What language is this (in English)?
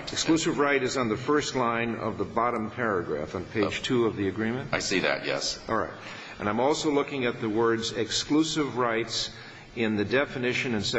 English